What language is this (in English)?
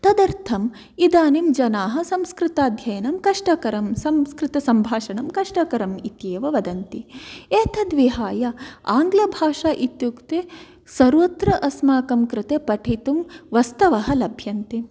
Sanskrit